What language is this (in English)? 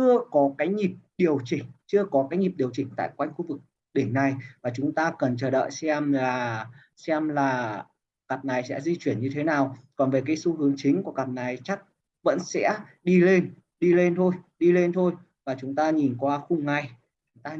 Vietnamese